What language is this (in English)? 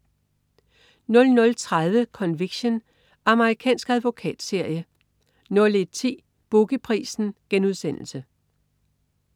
Danish